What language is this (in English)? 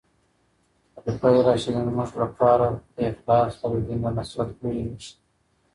Pashto